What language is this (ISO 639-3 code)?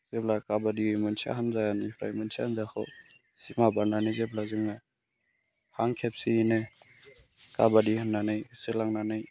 brx